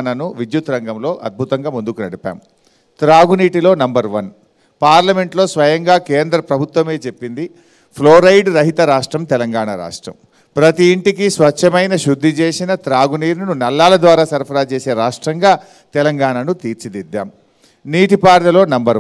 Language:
Telugu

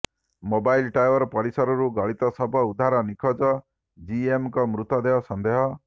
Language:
Odia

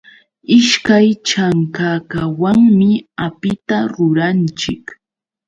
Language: Yauyos Quechua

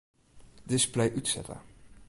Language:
Western Frisian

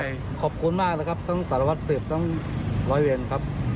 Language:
Thai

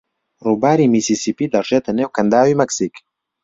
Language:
Central Kurdish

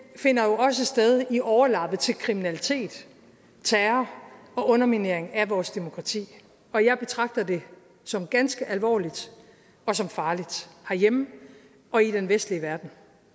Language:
Danish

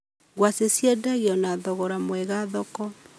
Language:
Kikuyu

